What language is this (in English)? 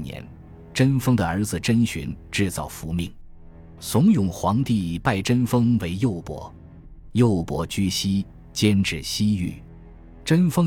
Chinese